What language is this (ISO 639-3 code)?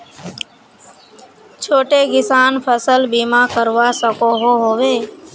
mag